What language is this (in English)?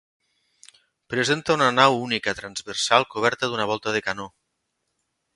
Catalan